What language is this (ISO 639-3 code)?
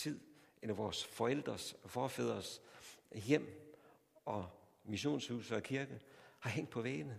dan